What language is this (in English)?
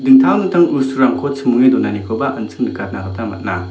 Garo